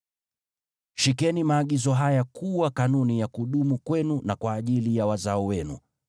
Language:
Swahili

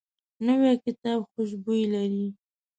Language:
Pashto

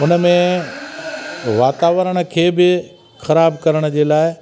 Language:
Sindhi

